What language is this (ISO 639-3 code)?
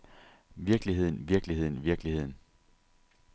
dan